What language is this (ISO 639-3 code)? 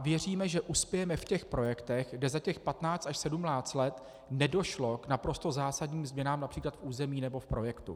ces